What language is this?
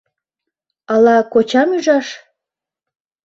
Mari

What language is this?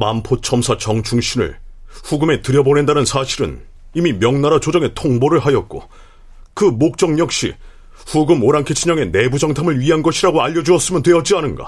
Korean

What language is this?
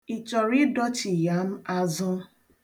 Igbo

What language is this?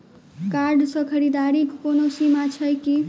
Maithili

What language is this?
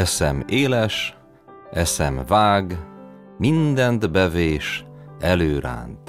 Hungarian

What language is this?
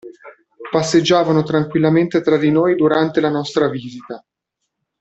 Italian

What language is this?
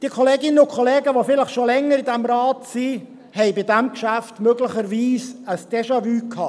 Swiss German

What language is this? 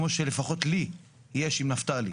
Hebrew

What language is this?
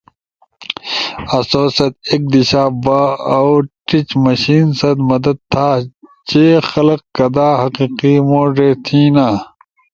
Ushojo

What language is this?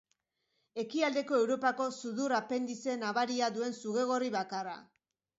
Basque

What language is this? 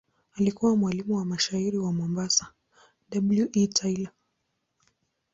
Swahili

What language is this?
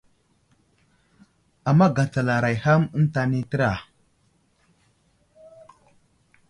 Wuzlam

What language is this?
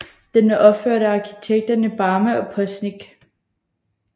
Danish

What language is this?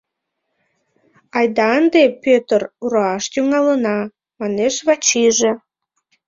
Mari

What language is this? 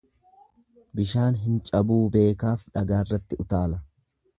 Oromo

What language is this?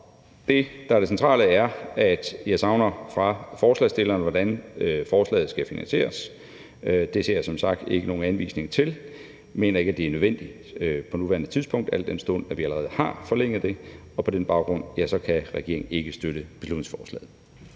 Danish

